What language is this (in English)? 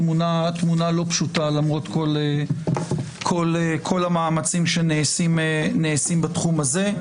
Hebrew